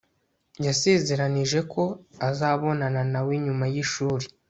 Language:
Kinyarwanda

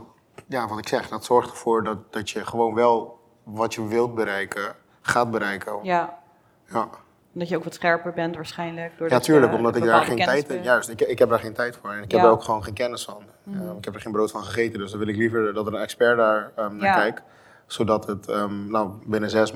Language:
Dutch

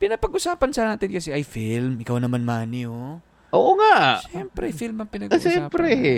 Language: Filipino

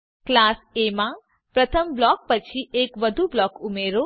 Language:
Gujarati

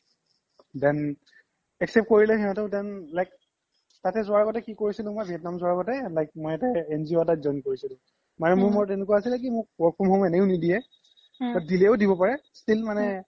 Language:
Assamese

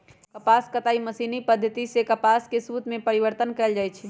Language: Magahi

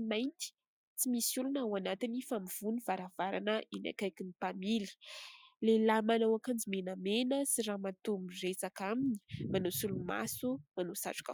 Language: Malagasy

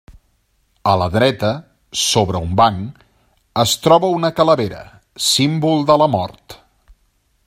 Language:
Catalan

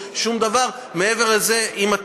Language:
Hebrew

